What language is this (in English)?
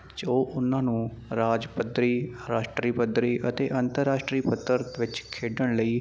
Punjabi